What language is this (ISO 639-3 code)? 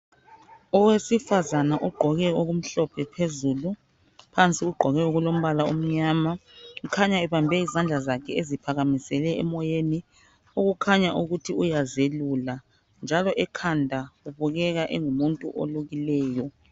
nde